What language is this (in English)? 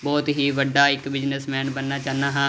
Punjabi